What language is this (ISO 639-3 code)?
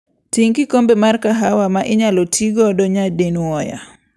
luo